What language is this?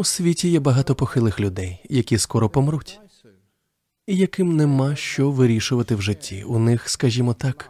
Ukrainian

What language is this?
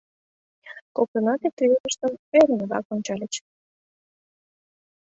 Mari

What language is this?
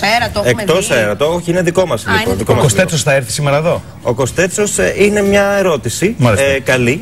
Greek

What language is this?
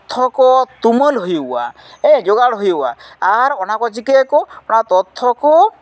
Santali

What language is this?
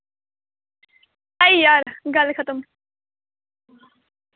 Dogri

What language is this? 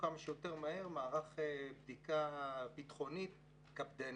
Hebrew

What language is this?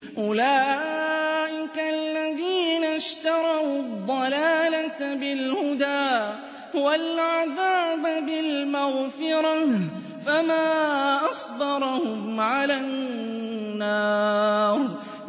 Arabic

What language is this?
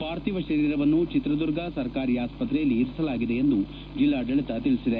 Kannada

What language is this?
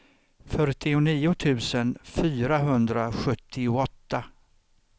Swedish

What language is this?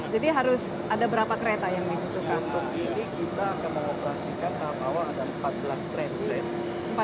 Indonesian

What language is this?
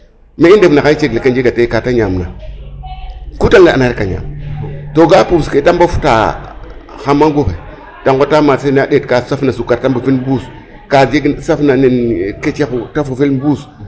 Serer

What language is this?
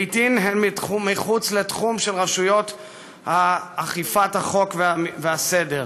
Hebrew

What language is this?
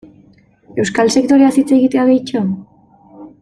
Basque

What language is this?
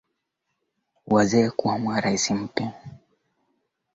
Swahili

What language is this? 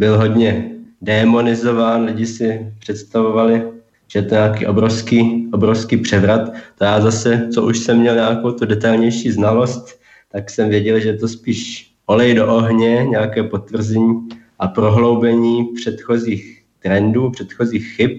Czech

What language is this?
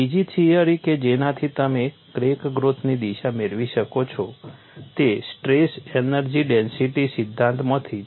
Gujarati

